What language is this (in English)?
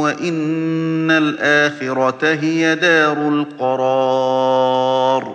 Arabic